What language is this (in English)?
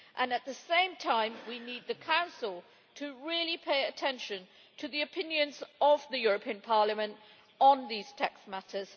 English